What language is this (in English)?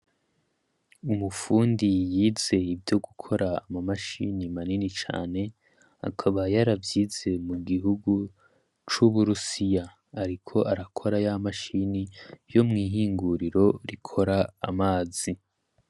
Rundi